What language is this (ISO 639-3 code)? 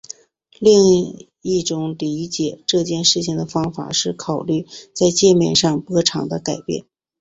zho